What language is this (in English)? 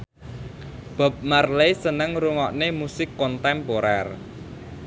Javanese